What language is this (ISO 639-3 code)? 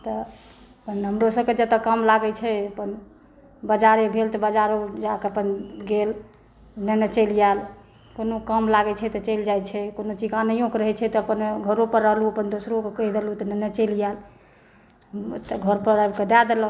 mai